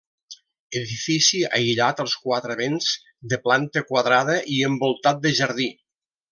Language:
Catalan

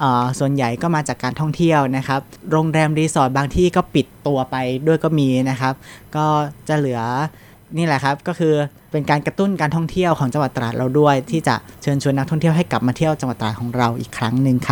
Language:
Thai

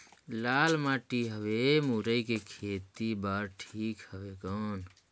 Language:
Chhattisgarhi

